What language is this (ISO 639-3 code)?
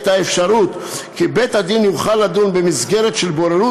heb